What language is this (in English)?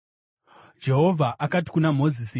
Shona